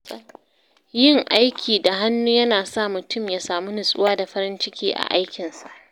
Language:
Hausa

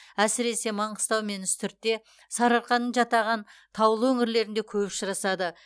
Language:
Kazakh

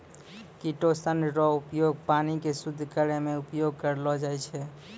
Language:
Maithili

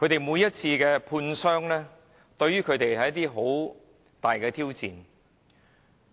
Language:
Cantonese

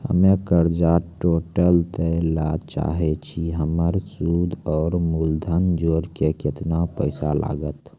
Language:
Maithili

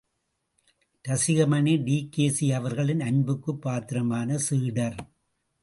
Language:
Tamil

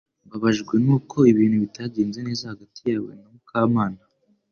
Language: Kinyarwanda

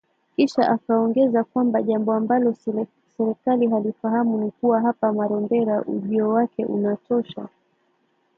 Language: Swahili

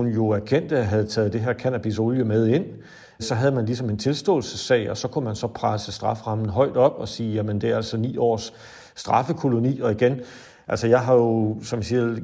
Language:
Danish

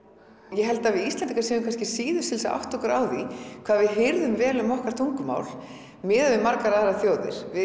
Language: Icelandic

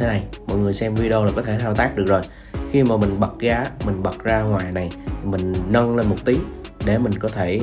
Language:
Vietnamese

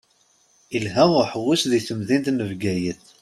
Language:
Kabyle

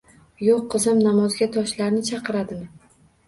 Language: Uzbek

